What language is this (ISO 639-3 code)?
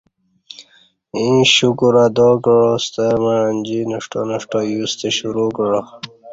bsh